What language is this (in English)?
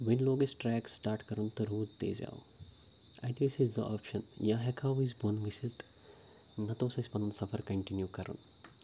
Kashmiri